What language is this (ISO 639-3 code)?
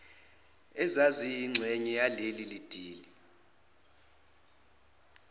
zul